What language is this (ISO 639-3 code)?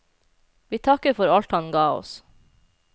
nor